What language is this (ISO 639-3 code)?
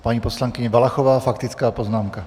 ces